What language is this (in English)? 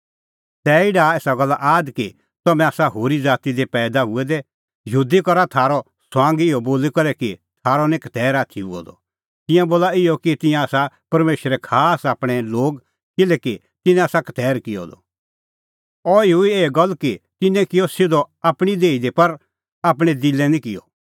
Kullu Pahari